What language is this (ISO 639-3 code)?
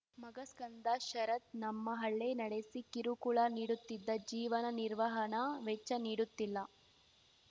kan